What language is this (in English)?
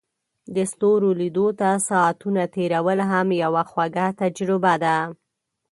Pashto